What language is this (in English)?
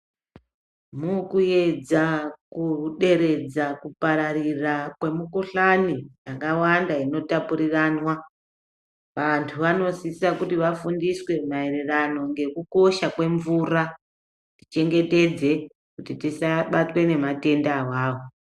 Ndau